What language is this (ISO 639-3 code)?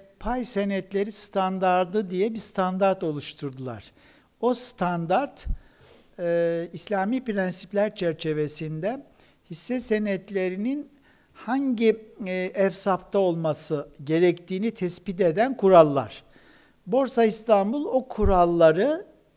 tur